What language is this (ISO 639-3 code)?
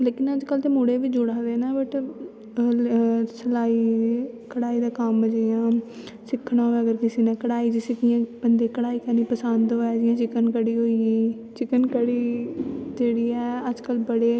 doi